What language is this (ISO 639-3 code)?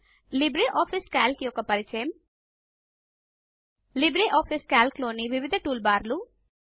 tel